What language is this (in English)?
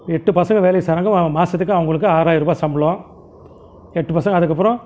Tamil